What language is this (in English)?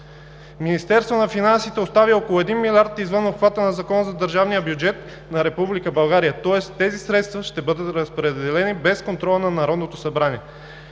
Bulgarian